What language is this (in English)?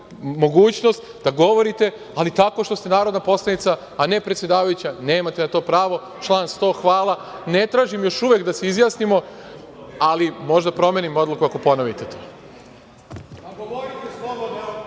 Serbian